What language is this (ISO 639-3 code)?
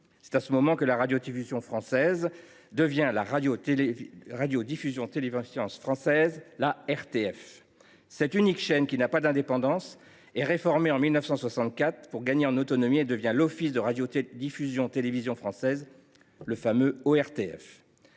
fra